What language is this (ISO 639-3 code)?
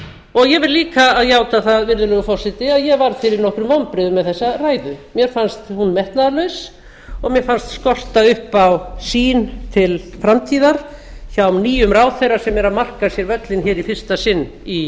isl